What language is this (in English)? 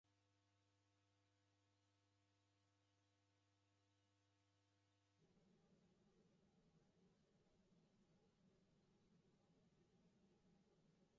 Taita